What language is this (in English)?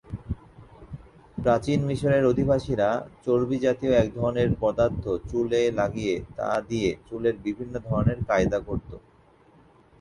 Bangla